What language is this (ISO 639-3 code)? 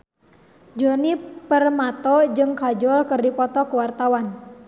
sun